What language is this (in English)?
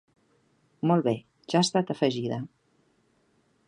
Catalan